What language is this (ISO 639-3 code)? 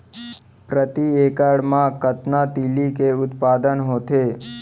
hne